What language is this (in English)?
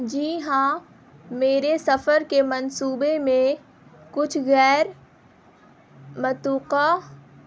Urdu